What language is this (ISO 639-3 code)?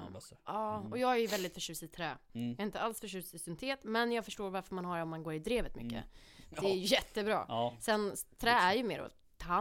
swe